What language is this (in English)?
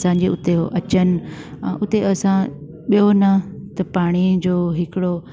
Sindhi